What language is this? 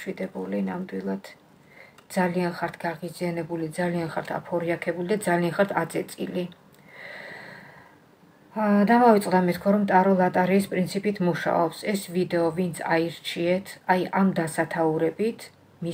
Romanian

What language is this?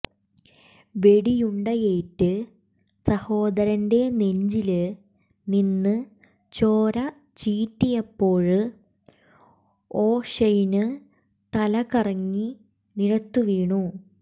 Malayalam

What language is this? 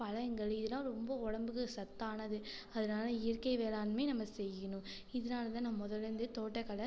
Tamil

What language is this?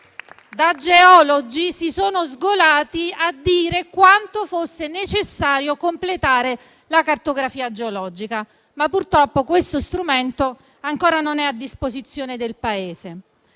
Italian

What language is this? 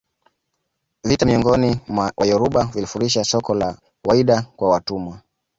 Swahili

